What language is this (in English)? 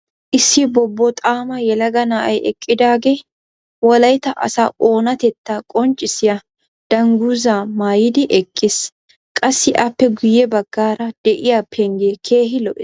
Wolaytta